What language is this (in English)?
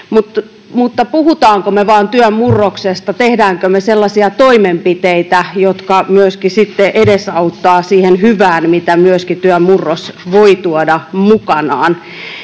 Finnish